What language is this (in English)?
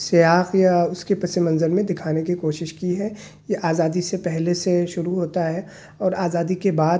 Urdu